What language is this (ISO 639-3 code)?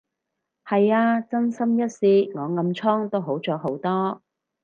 yue